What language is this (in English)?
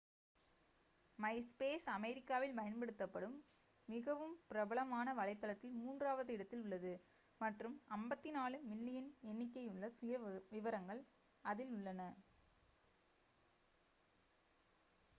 Tamil